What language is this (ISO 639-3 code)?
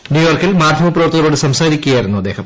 mal